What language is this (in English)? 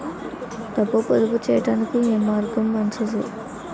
Telugu